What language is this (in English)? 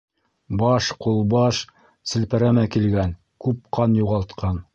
Bashkir